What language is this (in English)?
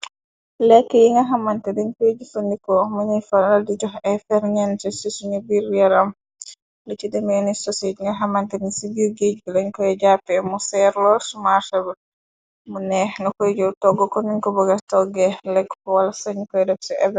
Wolof